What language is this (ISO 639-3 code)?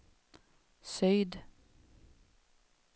swe